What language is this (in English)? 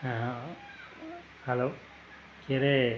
Nepali